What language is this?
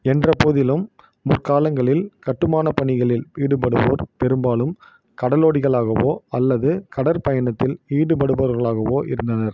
Tamil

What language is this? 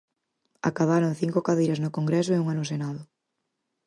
Galician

